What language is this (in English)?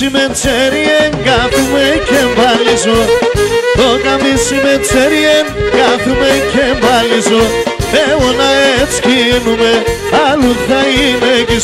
Greek